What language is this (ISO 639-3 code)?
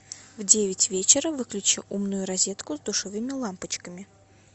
rus